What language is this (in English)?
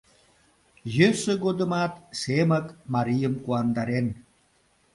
Mari